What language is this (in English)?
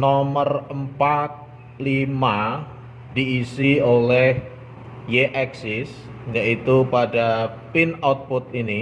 Indonesian